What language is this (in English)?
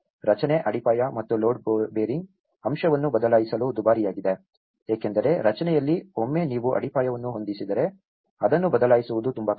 Kannada